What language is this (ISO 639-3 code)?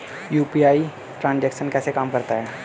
hin